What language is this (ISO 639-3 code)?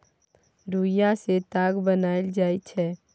mai